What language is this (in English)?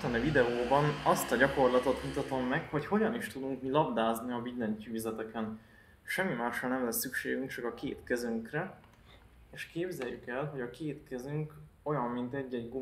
Hungarian